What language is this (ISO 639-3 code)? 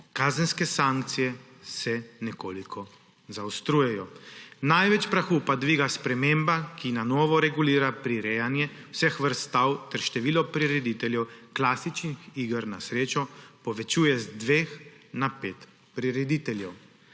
slv